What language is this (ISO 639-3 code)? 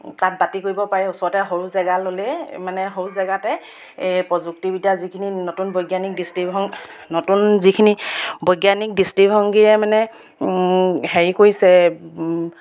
asm